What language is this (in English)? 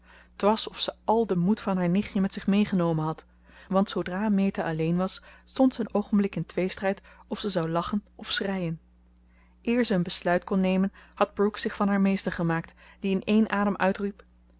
Dutch